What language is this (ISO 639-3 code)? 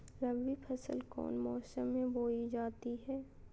mag